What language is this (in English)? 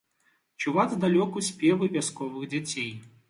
Belarusian